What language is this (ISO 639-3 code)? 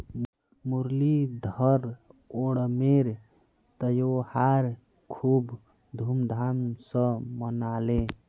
mag